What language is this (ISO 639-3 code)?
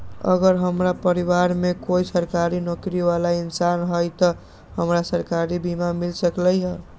mag